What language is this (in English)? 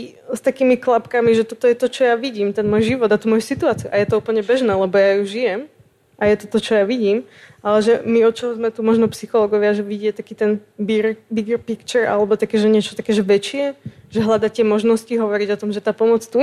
Slovak